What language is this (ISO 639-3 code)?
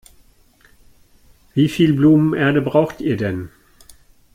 deu